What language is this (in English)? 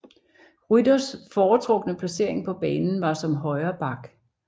Danish